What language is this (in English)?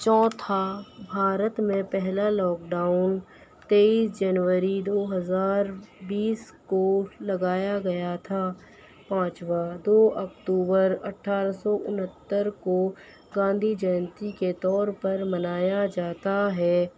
Urdu